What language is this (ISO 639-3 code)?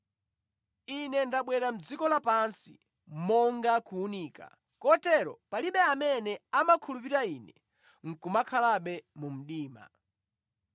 nya